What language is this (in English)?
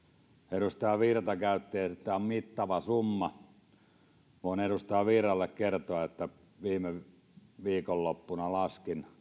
Finnish